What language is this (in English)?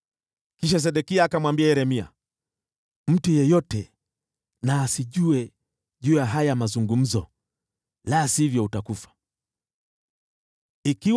Swahili